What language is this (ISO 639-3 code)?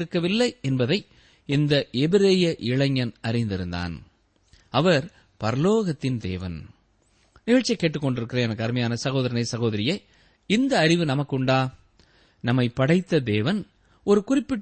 tam